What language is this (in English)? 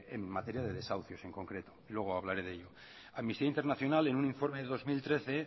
Spanish